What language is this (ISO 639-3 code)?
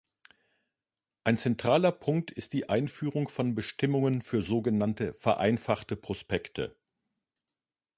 deu